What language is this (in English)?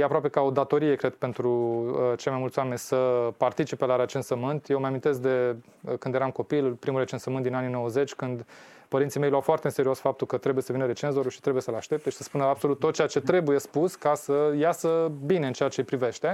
Romanian